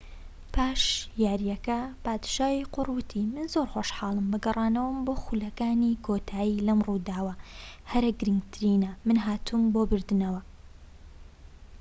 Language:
Central Kurdish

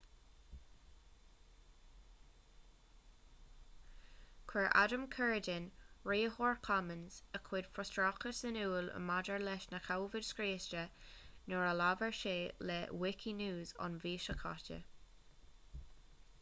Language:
Irish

